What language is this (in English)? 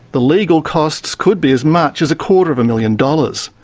English